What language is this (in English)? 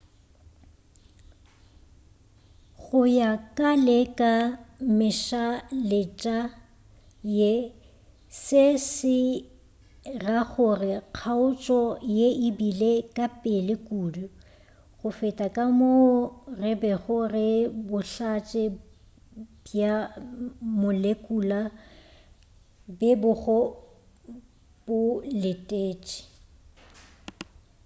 Northern Sotho